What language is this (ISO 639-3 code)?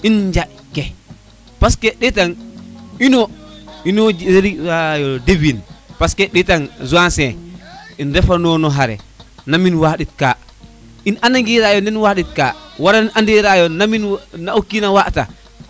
srr